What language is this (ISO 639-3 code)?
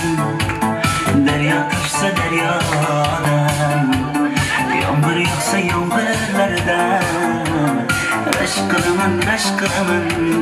ara